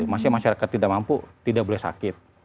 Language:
Indonesian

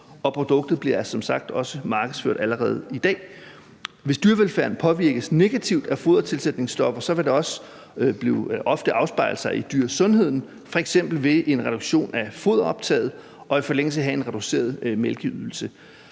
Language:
Danish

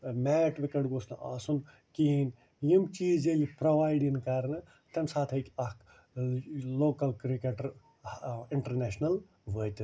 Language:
Kashmiri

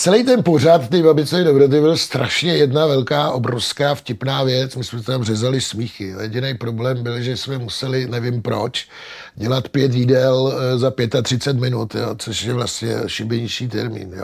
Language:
Czech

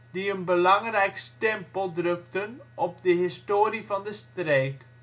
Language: Dutch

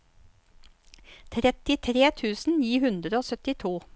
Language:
Norwegian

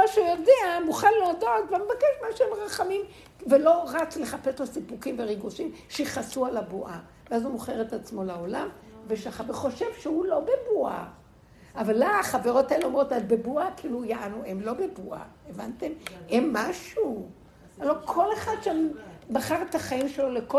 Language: Hebrew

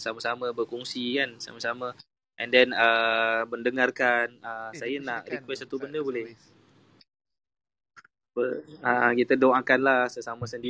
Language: Malay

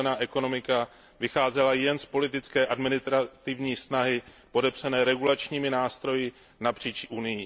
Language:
Czech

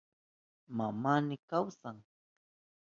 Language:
Southern Pastaza Quechua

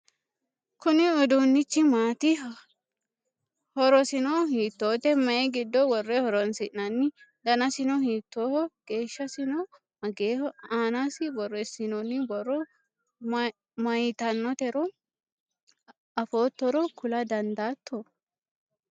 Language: Sidamo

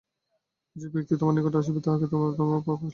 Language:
Bangla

